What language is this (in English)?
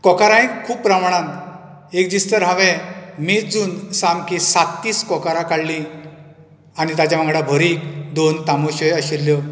Konkani